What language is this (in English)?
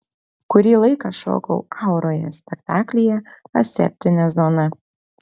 Lithuanian